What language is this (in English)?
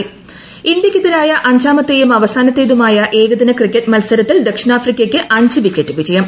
Malayalam